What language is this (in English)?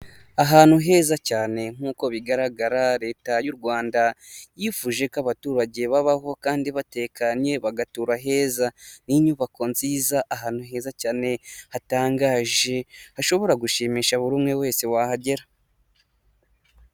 Kinyarwanda